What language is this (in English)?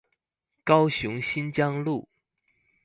Chinese